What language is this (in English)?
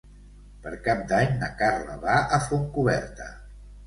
Catalan